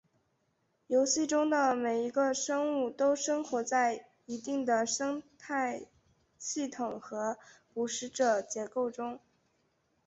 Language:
Chinese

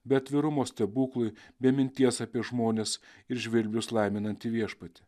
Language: Lithuanian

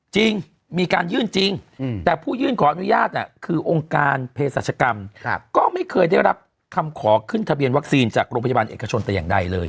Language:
Thai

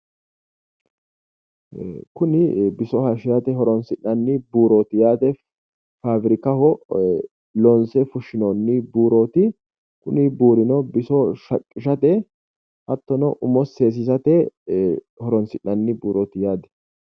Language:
Sidamo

